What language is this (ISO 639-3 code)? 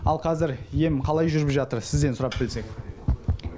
kaz